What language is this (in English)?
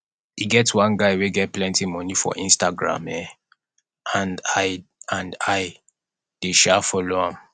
Nigerian Pidgin